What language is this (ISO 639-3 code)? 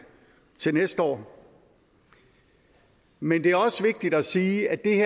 dan